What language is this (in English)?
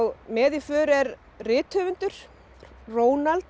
Icelandic